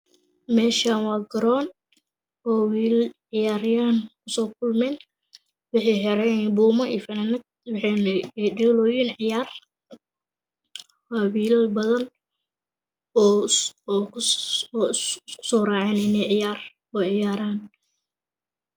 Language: Somali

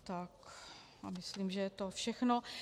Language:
Czech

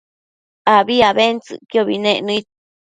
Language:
Matsés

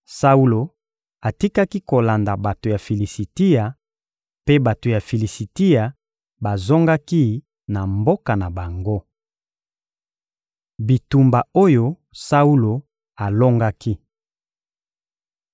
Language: Lingala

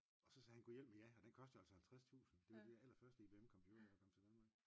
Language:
Danish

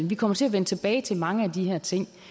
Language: Danish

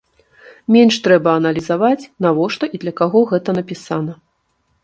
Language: Belarusian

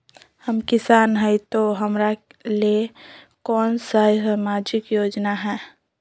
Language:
Magahi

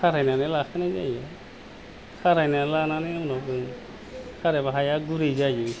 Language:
Bodo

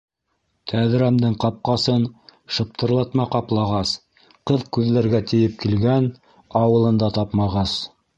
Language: Bashkir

